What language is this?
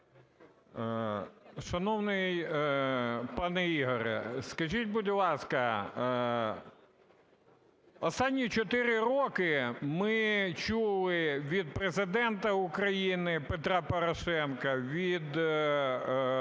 Ukrainian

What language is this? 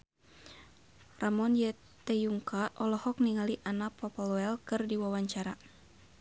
Sundanese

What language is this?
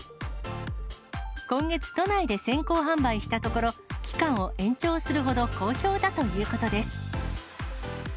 Japanese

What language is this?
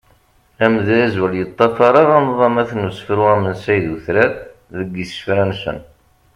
Kabyle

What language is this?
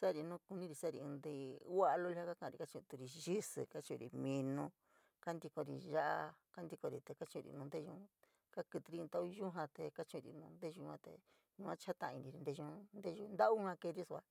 San Miguel El Grande Mixtec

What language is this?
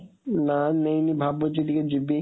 Odia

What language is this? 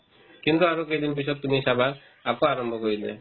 Assamese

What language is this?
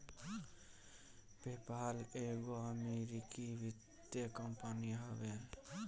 Bhojpuri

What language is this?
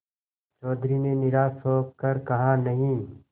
Hindi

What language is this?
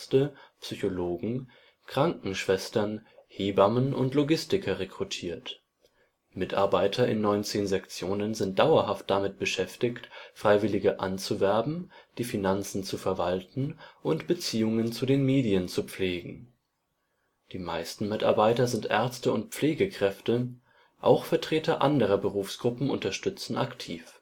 German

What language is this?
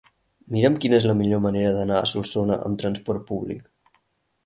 Catalan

